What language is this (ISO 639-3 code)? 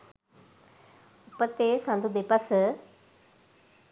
sin